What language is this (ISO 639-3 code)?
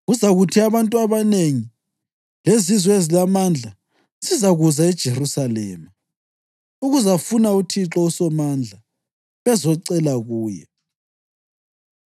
nde